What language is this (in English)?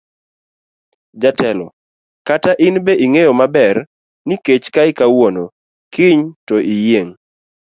Luo (Kenya and Tanzania)